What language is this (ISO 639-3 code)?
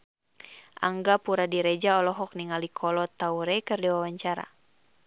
sun